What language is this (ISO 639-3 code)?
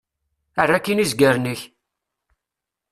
kab